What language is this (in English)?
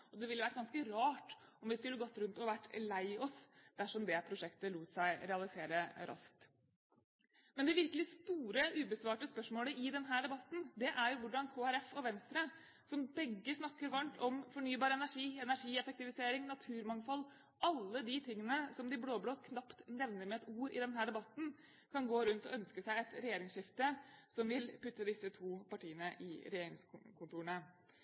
Norwegian Bokmål